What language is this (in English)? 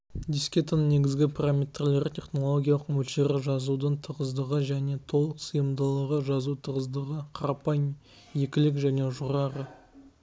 Kazakh